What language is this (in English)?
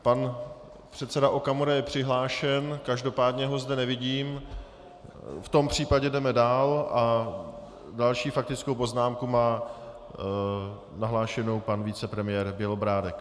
Czech